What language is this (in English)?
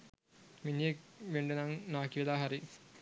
Sinhala